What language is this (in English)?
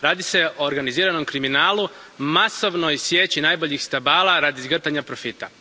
Croatian